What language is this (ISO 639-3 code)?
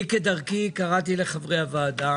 heb